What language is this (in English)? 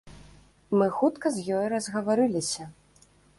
Belarusian